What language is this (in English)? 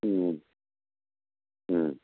Malayalam